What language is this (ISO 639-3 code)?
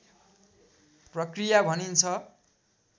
nep